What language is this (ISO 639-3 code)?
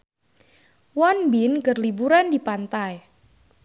sun